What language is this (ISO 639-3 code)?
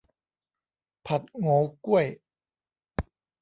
tha